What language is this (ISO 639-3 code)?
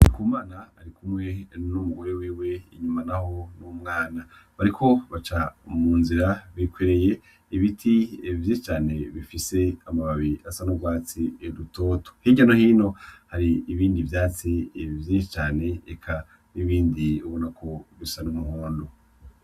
run